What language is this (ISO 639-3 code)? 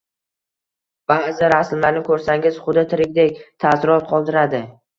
uzb